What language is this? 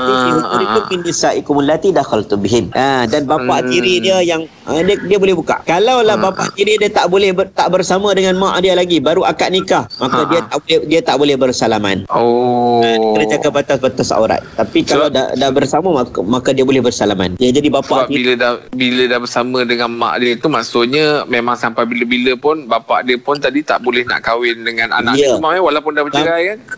Malay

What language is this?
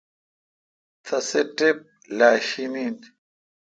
Kalkoti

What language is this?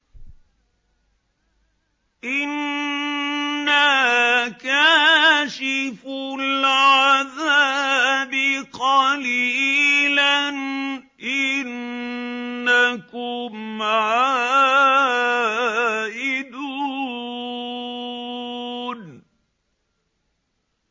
Arabic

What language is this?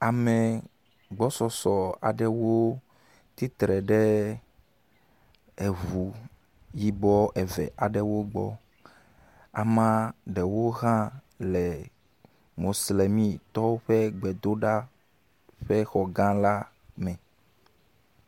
Ewe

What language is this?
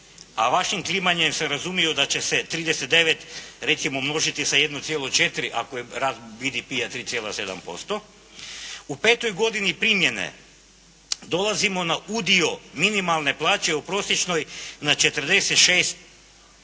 Croatian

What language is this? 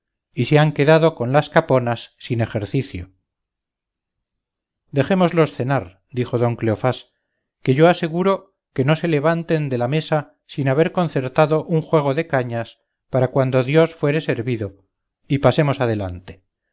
Spanish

